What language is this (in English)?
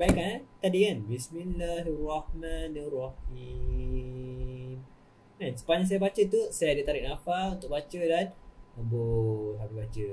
Malay